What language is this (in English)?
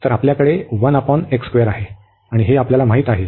Marathi